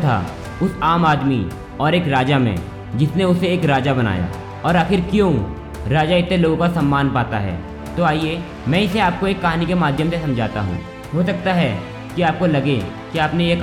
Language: Hindi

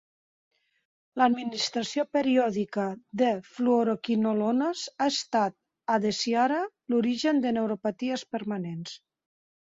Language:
Catalan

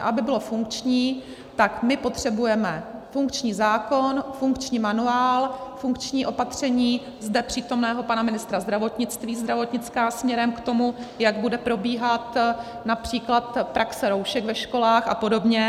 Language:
Czech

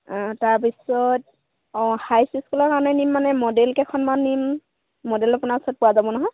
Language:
Assamese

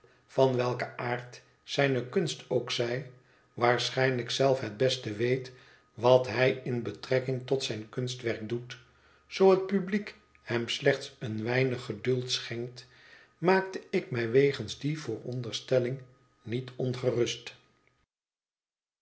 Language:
Dutch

